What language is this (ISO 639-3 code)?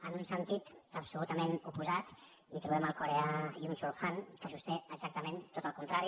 cat